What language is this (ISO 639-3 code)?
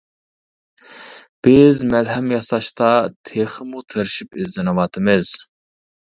uig